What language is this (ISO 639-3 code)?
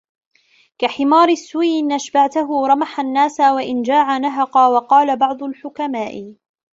ara